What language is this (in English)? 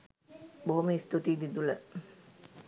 Sinhala